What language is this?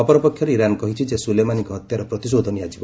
Odia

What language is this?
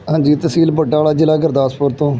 Punjabi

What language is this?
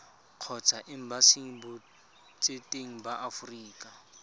Tswana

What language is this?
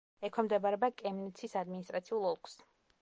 Georgian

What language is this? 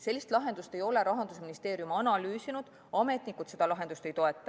Estonian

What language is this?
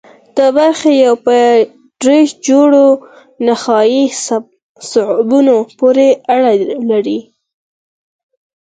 Pashto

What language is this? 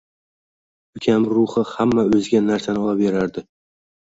Uzbek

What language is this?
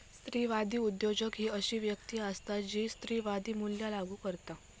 Marathi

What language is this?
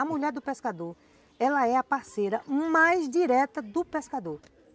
Portuguese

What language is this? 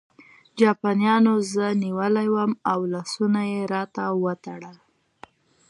Pashto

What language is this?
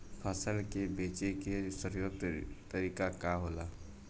Bhojpuri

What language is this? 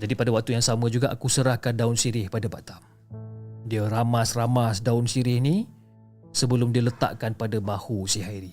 Malay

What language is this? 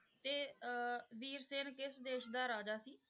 Punjabi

